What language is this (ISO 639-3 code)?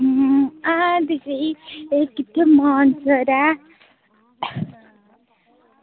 doi